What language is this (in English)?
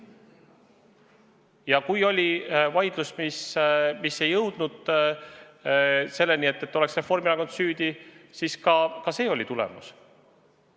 Estonian